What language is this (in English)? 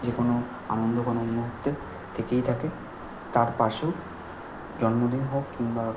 Bangla